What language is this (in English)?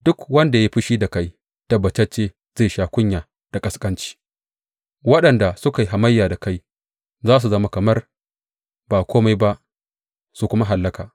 Hausa